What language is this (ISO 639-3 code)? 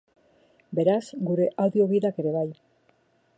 eus